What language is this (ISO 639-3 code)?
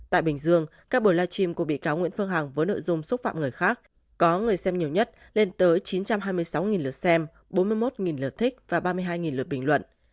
vie